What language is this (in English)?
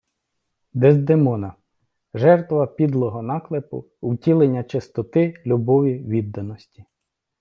Ukrainian